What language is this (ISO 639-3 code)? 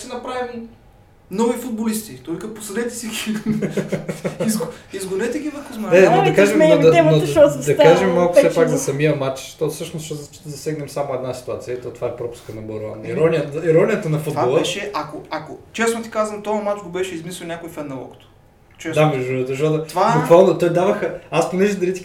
bul